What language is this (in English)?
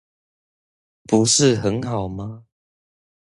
Chinese